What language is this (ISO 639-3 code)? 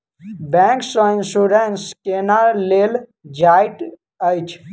mai